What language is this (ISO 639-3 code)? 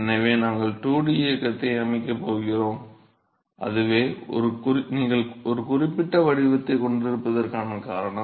tam